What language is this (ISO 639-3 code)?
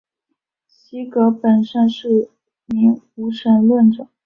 zho